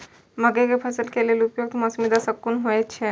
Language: Maithili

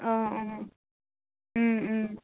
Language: Assamese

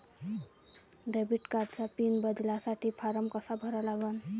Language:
Marathi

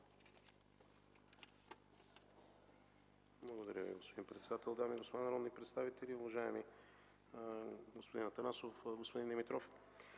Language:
Bulgarian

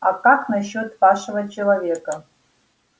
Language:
Russian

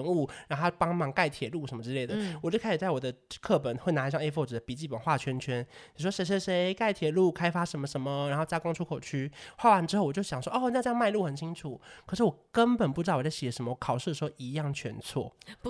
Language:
Chinese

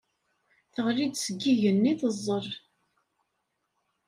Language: Kabyle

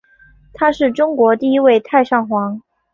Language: Chinese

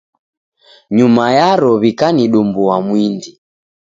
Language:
Taita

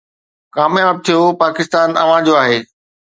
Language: Sindhi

